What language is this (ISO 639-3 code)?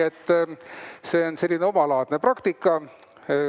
est